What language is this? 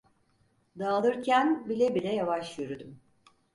Turkish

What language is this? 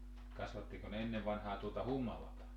Finnish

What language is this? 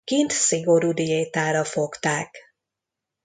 Hungarian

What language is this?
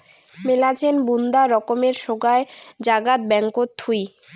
Bangla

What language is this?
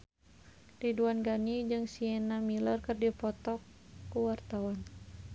Sundanese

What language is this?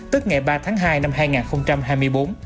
Vietnamese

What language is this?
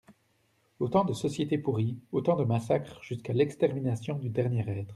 French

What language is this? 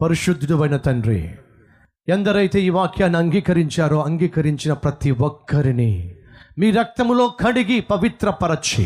Telugu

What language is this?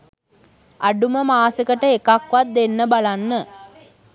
Sinhala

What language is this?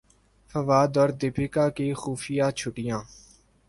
Urdu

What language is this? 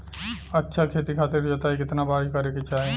Bhojpuri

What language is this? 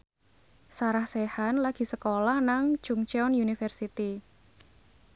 Javanese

